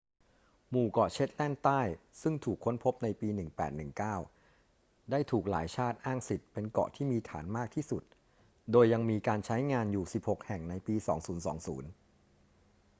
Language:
Thai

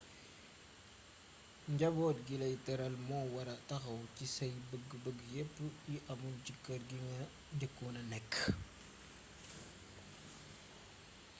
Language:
Wolof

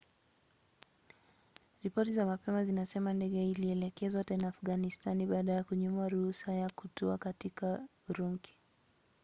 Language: Swahili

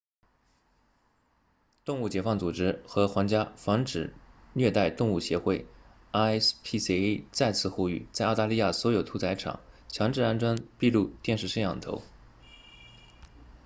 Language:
Chinese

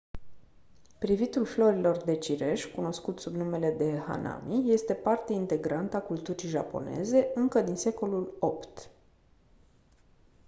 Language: Romanian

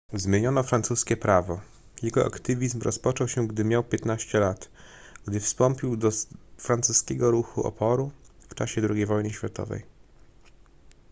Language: Polish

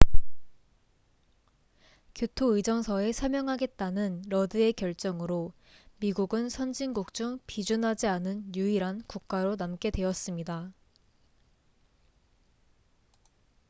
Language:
Korean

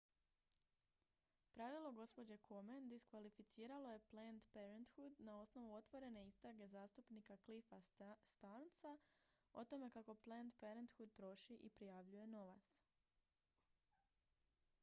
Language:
Croatian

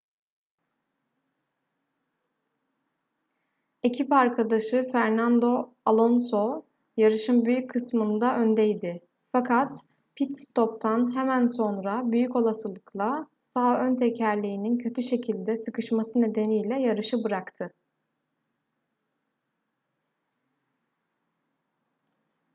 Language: Turkish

